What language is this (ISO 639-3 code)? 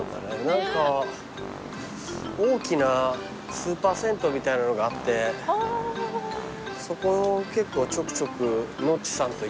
jpn